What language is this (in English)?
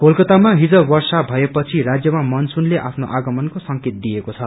Nepali